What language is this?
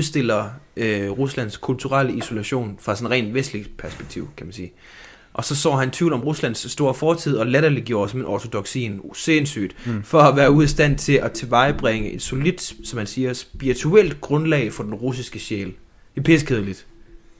Danish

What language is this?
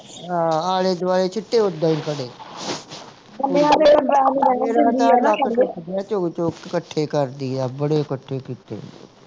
Punjabi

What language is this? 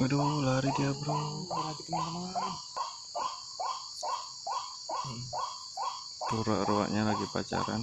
Indonesian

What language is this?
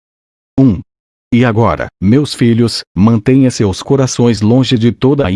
Portuguese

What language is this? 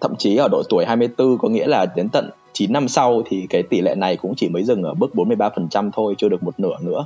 Vietnamese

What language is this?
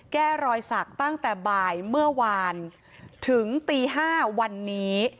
Thai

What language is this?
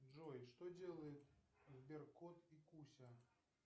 Russian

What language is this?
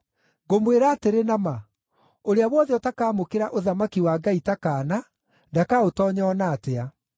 Kikuyu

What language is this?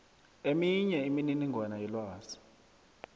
South Ndebele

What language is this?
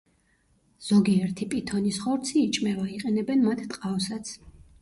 Georgian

